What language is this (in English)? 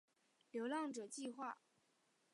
Chinese